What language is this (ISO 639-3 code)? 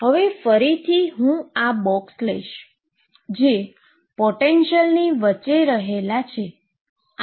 guj